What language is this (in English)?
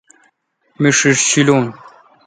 Kalkoti